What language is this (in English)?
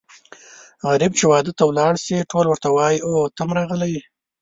Pashto